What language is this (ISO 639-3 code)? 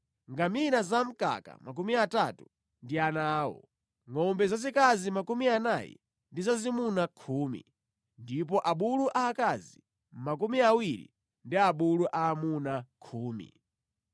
nya